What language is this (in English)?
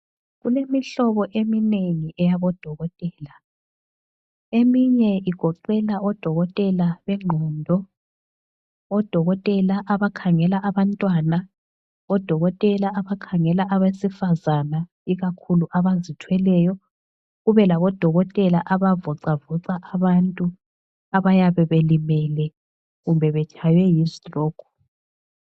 North Ndebele